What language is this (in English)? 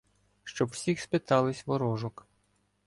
Ukrainian